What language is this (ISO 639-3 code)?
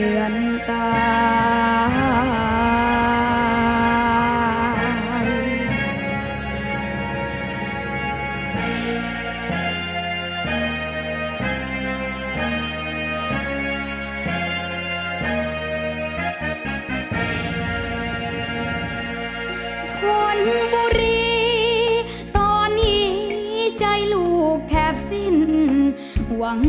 tha